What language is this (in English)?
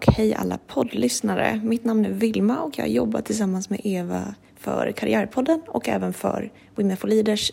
Swedish